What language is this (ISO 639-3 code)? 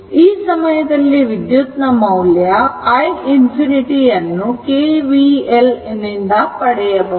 kan